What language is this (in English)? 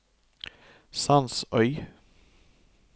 Norwegian